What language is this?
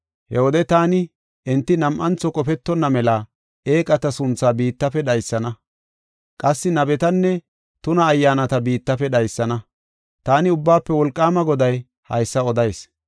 Gofa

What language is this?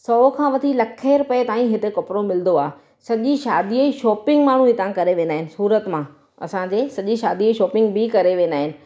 Sindhi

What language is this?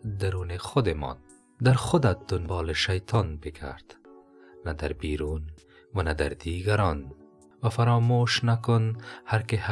Persian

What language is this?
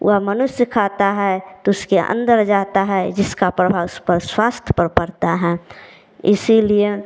Hindi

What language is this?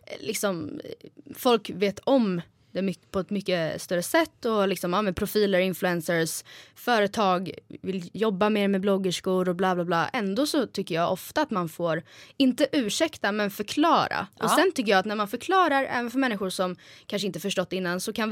Swedish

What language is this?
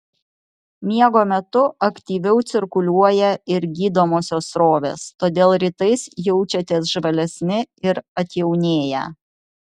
Lithuanian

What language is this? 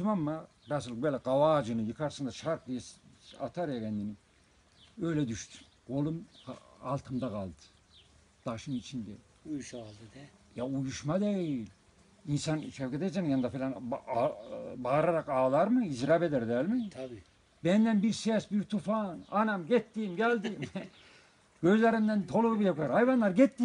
Turkish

